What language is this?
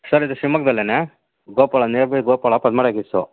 Kannada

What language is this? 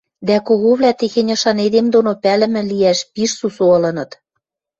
Western Mari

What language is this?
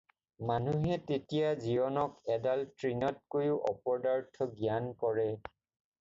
Assamese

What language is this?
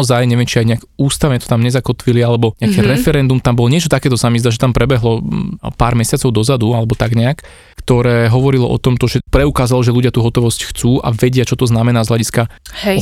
Slovak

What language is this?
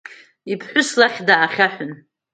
Abkhazian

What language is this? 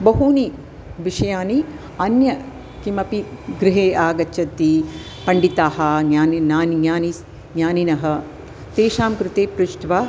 Sanskrit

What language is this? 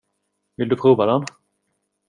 Swedish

